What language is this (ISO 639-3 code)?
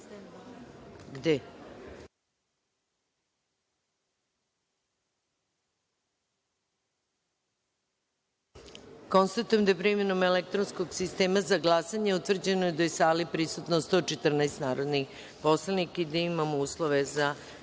srp